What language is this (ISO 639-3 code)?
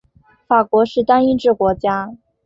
zho